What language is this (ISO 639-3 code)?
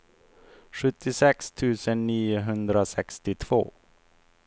swe